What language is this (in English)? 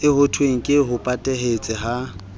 Southern Sotho